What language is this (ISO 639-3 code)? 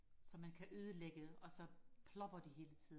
dan